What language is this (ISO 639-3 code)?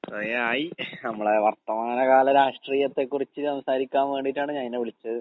mal